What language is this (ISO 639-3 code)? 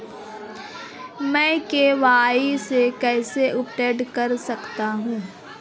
hin